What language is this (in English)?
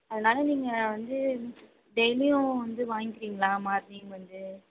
Tamil